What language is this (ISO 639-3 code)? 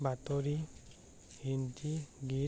asm